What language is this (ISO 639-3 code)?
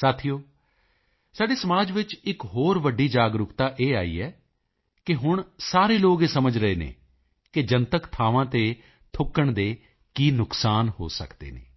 pan